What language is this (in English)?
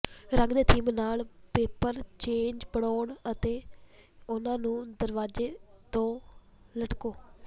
Punjabi